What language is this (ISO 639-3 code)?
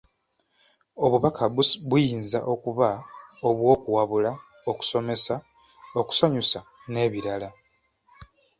lug